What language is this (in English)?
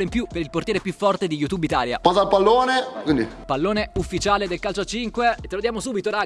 Italian